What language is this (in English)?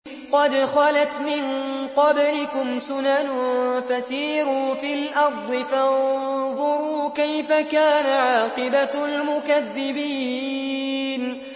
Arabic